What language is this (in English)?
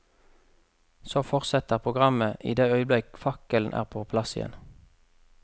Norwegian